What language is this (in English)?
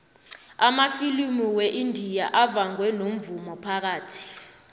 South Ndebele